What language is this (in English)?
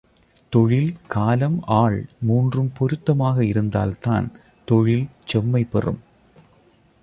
Tamil